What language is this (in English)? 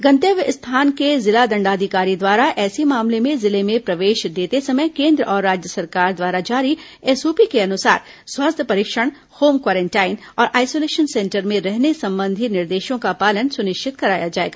Hindi